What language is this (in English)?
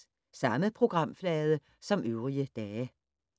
Danish